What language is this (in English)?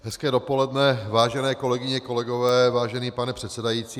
Czech